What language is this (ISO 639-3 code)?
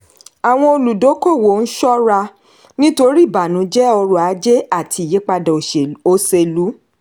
yor